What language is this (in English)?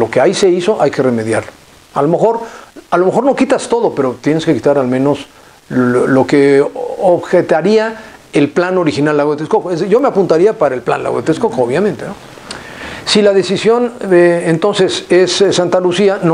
Spanish